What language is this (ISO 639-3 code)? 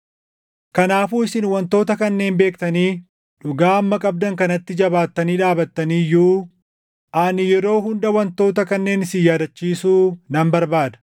orm